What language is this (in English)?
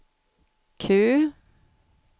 Swedish